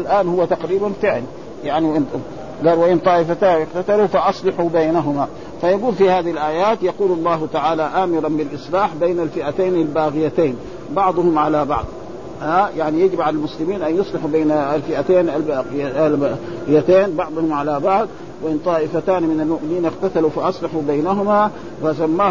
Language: Arabic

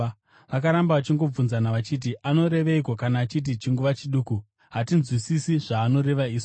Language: Shona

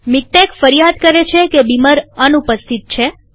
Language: Gujarati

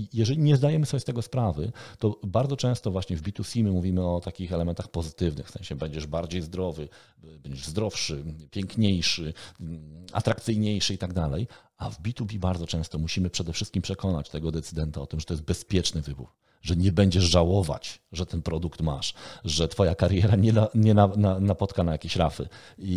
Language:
Polish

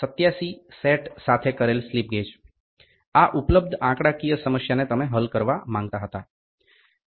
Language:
Gujarati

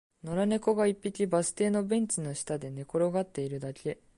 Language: Japanese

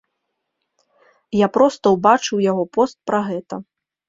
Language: Belarusian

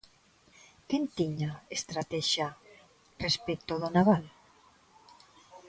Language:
Galician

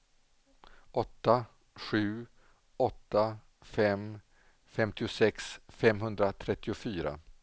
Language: Swedish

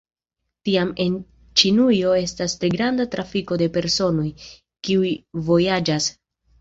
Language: Esperanto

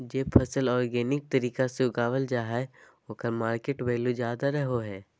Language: Magahi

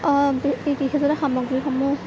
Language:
Assamese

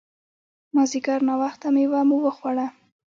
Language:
Pashto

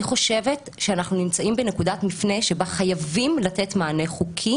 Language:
Hebrew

